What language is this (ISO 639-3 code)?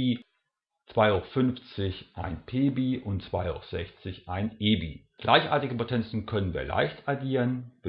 deu